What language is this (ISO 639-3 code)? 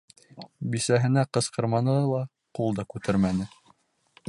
bak